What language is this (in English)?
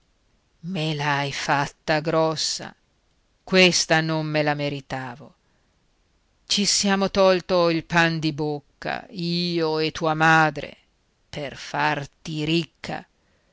Italian